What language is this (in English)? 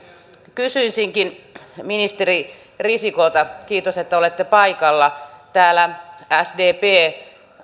Finnish